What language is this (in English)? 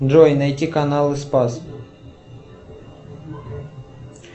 Russian